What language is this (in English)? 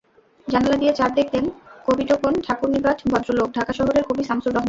Bangla